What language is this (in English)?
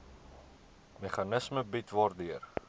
Afrikaans